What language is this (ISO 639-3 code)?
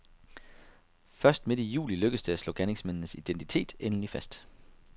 dan